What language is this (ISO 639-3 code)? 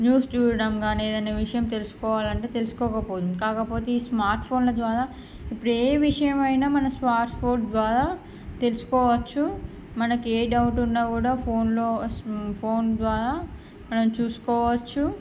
tel